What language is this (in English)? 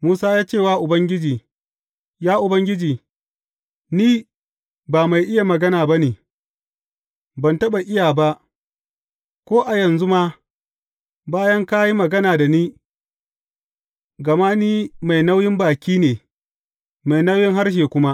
Hausa